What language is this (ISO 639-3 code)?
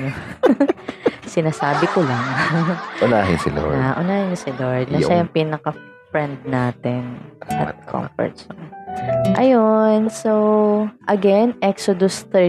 fil